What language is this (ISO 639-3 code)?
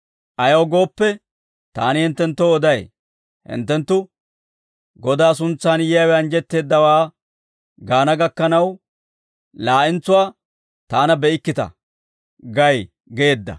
dwr